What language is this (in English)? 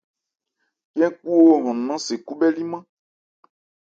Ebrié